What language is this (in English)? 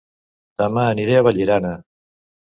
Catalan